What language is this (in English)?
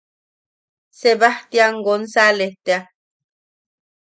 Yaqui